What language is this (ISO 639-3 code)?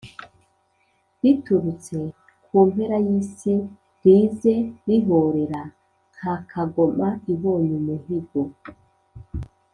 kin